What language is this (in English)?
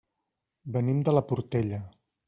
Catalan